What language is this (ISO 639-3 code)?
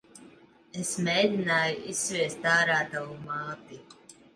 lav